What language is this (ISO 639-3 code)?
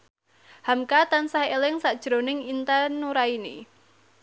jav